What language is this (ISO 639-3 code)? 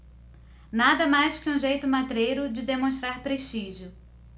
por